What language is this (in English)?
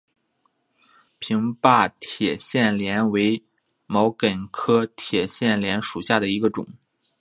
Chinese